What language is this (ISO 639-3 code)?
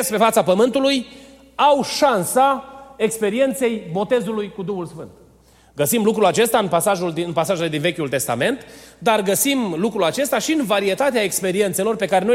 ron